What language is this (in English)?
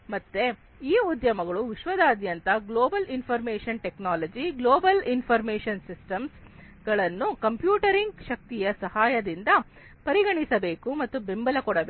Kannada